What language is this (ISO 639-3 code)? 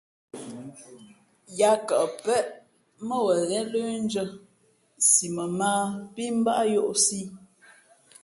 fmp